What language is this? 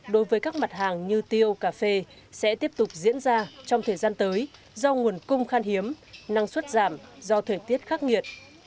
Vietnamese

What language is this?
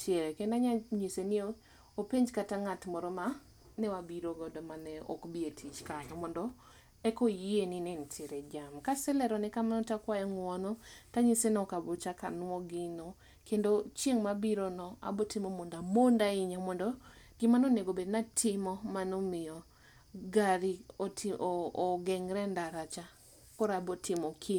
Luo (Kenya and Tanzania)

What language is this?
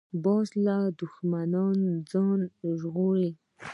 Pashto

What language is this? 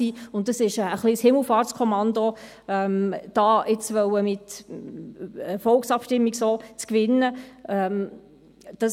Swiss German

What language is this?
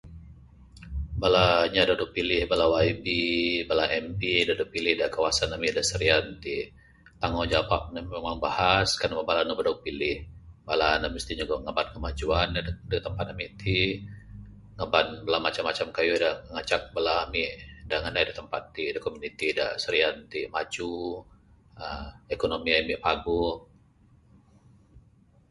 Bukar-Sadung Bidayuh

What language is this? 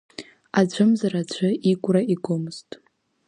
Abkhazian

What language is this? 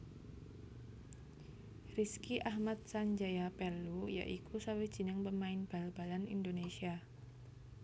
Javanese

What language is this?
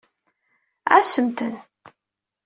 Kabyle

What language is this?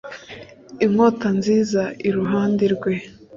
Kinyarwanda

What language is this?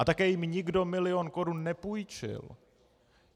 Czech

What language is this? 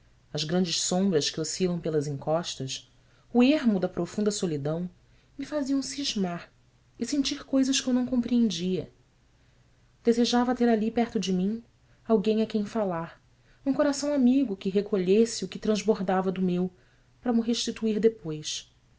Portuguese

